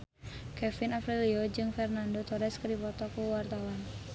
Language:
Sundanese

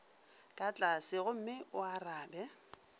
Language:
Northern Sotho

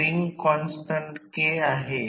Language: Marathi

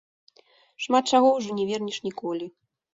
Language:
Belarusian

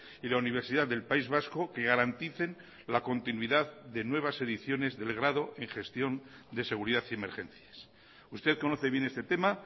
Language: Spanish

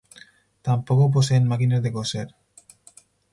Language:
Spanish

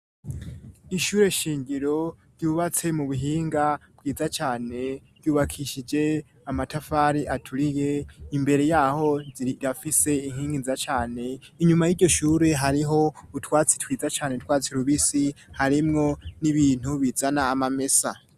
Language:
Rundi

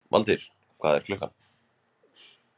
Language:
Icelandic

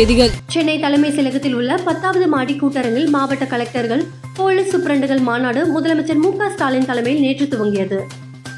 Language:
Tamil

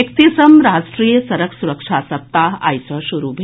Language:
Maithili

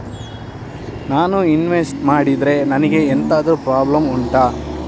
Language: Kannada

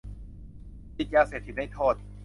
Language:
Thai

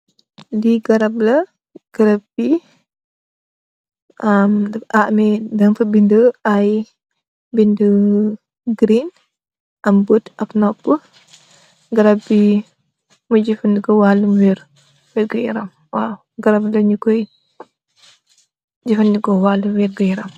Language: Wolof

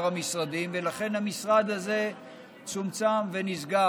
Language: Hebrew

